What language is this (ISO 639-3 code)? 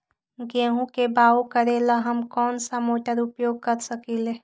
mag